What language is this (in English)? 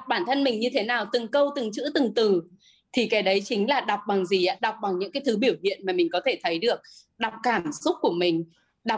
Vietnamese